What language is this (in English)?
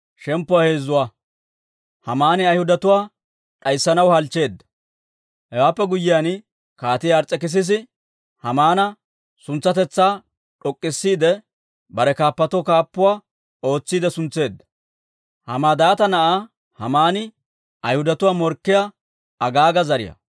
Dawro